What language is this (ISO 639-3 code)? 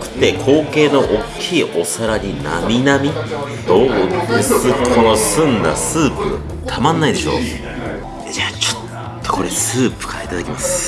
jpn